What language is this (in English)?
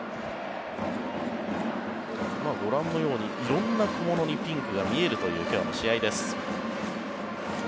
Japanese